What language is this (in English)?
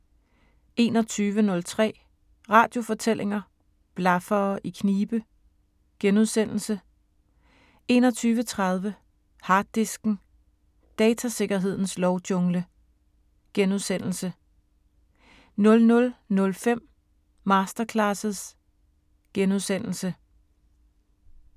Danish